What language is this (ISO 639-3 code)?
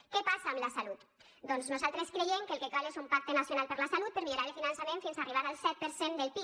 cat